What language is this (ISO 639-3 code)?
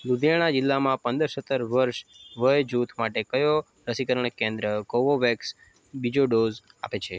guj